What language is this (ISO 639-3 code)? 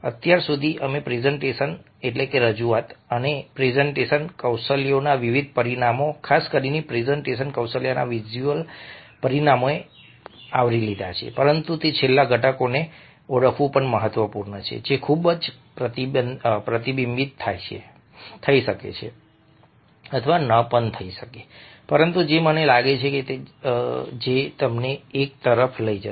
guj